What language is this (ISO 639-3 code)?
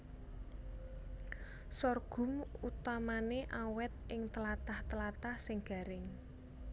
jav